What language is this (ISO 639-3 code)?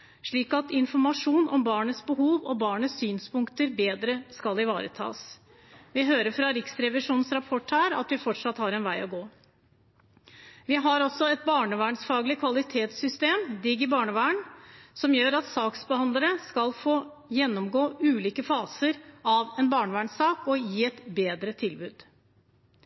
nob